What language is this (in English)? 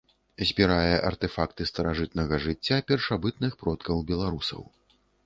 Belarusian